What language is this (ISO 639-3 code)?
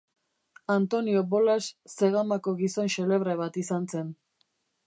eus